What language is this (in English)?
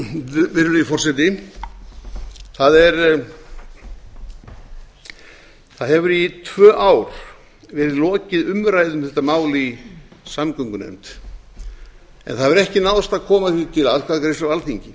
Icelandic